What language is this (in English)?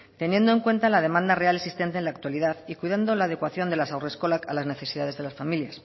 Spanish